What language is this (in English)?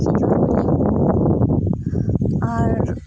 Santali